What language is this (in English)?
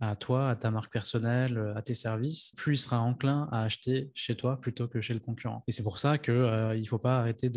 French